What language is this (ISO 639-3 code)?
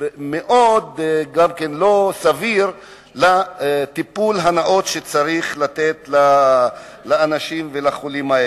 heb